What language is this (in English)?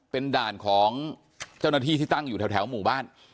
Thai